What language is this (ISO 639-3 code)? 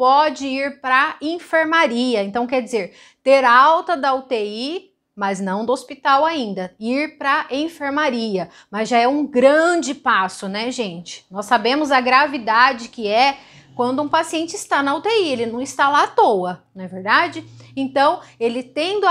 por